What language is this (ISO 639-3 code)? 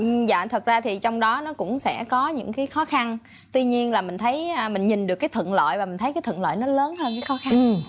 vie